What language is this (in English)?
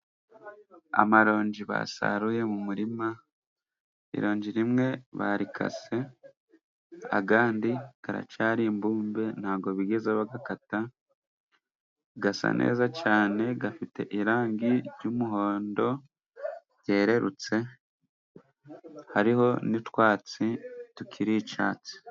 Kinyarwanda